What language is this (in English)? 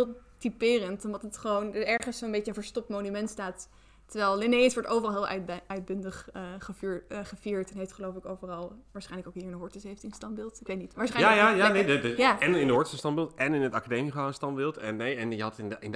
Dutch